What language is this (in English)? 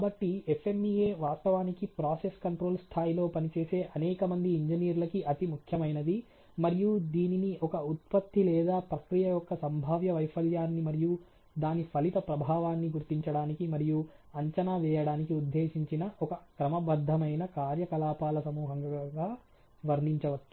Telugu